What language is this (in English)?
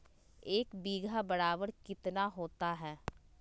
Magahi